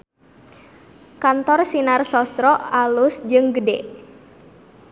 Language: Sundanese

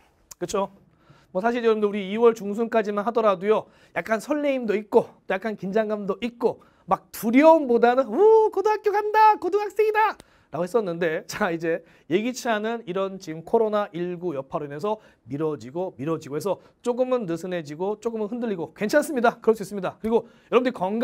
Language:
Korean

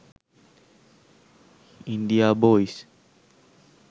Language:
Sinhala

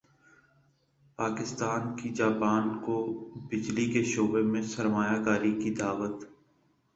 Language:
Urdu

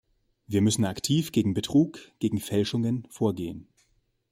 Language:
German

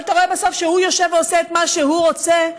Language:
Hebrew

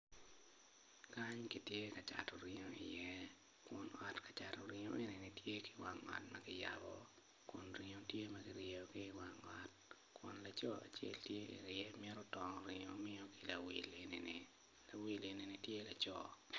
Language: Acoli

